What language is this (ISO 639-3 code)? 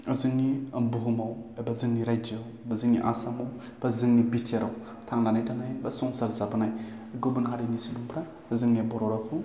brx